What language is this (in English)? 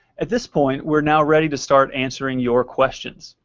English